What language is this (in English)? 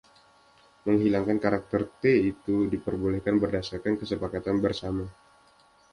Indonesian